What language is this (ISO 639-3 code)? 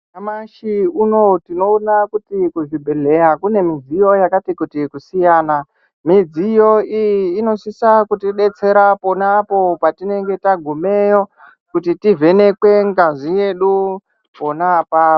ndc